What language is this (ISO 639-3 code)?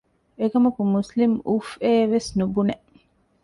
div